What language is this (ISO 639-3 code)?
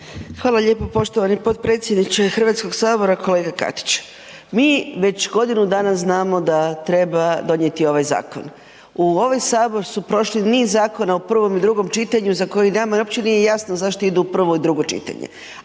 hrv